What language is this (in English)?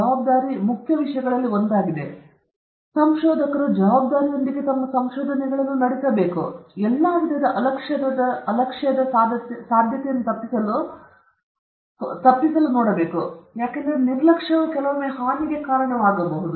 Kannada